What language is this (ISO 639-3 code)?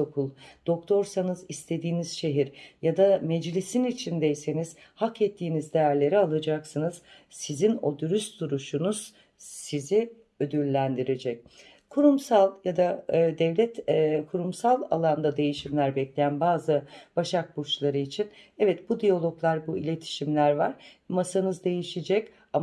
tur